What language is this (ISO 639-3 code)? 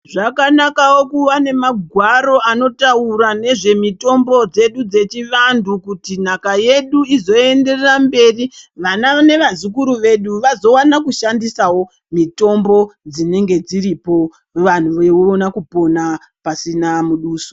ndc